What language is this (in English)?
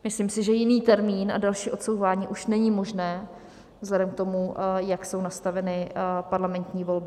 Czech